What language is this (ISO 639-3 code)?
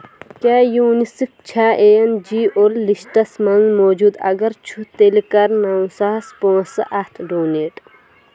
kas